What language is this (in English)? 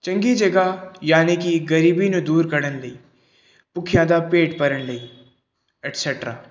Punjabi